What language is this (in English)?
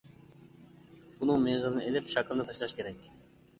Uyghur